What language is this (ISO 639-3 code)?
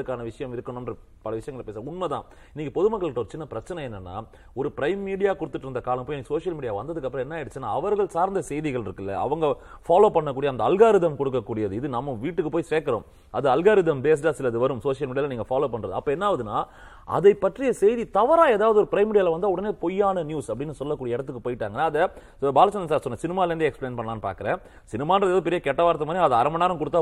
tam